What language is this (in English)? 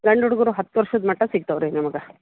Kannada